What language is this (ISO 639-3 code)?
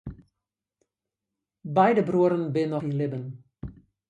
fry